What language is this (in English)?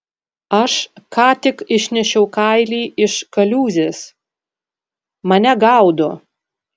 Lithuanian